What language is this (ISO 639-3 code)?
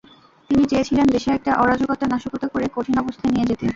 ben